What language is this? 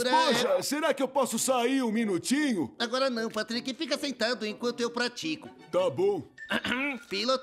Portuguese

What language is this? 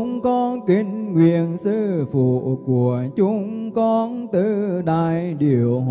Vietnamese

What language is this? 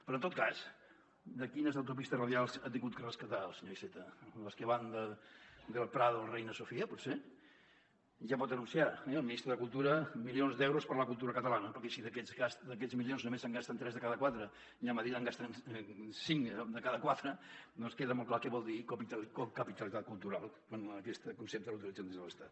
Catalan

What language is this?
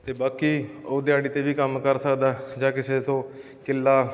Punjabi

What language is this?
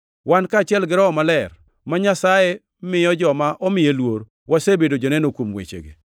Luo (Kenya and Tanzania)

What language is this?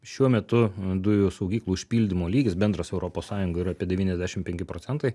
Lithuanian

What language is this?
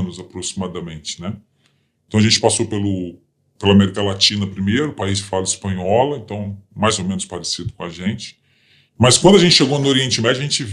Portuguese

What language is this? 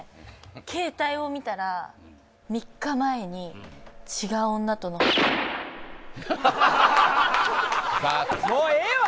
Japanese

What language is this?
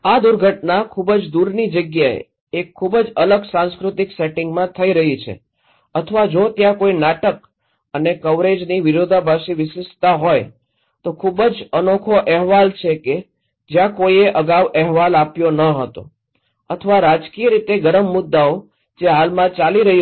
Gujarati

